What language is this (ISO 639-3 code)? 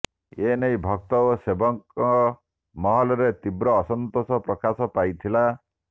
ori